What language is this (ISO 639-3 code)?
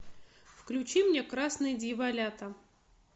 rus